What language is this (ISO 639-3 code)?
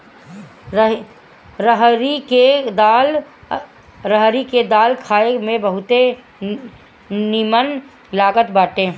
bho